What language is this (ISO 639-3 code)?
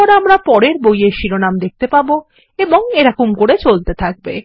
ben